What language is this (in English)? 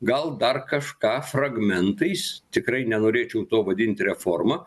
Lithuanian